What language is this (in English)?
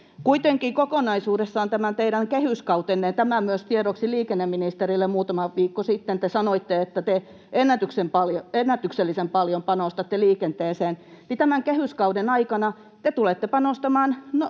Finnish